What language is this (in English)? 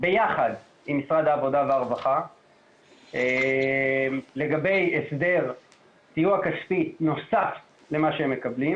Hebrew